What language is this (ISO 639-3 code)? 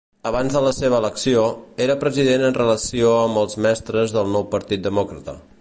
cat